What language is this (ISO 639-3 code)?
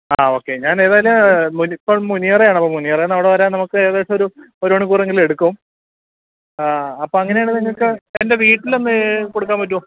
mal